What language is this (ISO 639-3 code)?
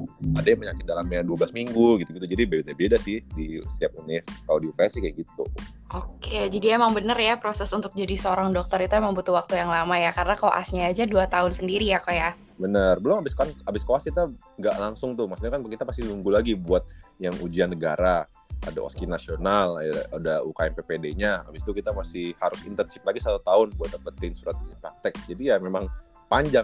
ind